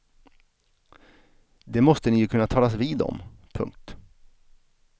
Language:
Swedish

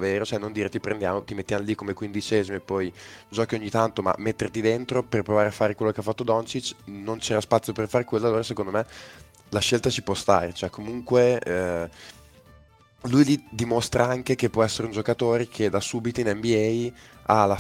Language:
Italian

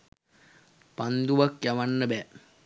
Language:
Sinhala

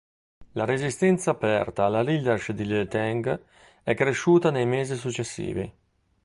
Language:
Italian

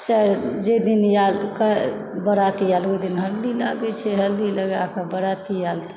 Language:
Maithili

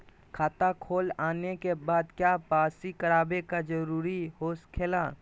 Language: Magahi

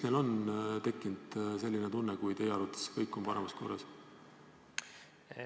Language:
Estonian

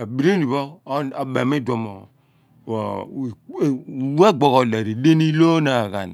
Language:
Abua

